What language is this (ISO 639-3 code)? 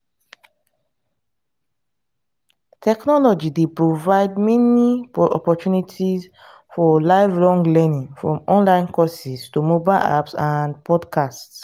pcm